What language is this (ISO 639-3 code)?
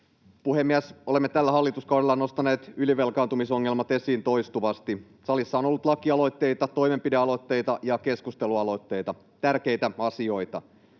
fin